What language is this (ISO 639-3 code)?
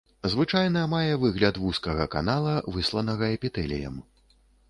bel